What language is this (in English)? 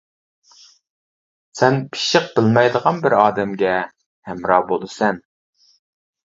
Uyghur